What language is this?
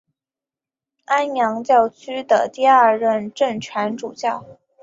Chinese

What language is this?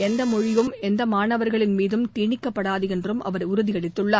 Tamil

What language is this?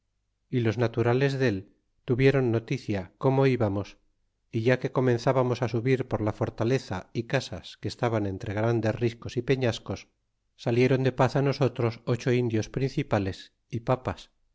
Spanish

